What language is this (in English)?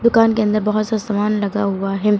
Hindi